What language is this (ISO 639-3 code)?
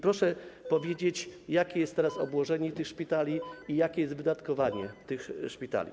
pol